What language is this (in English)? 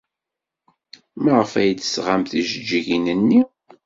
Kabyle